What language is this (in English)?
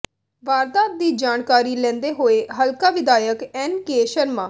Punjabi